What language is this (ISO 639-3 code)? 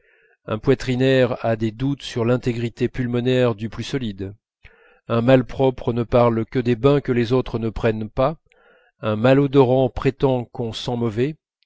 fra